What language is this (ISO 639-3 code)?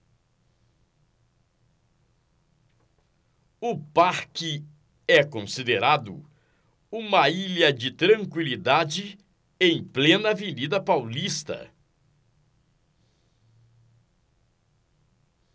por